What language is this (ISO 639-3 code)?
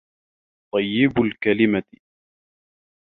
ara